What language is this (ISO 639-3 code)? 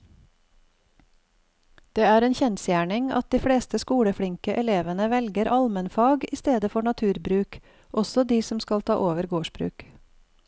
nor